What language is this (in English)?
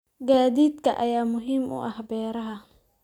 Somali